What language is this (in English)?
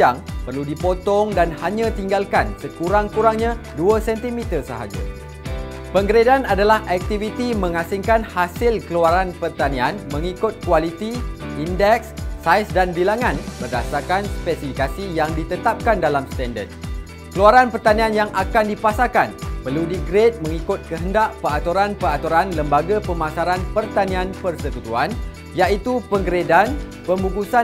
Malay